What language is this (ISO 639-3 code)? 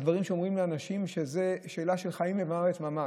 heb